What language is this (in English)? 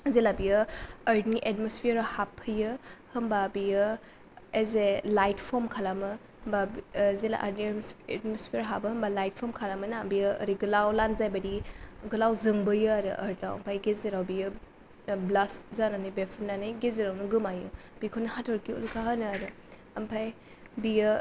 Bodo